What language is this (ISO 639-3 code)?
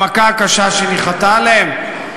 heb